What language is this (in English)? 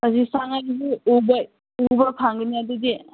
Manipuri